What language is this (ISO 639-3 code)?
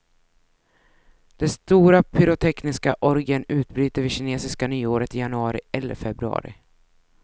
swe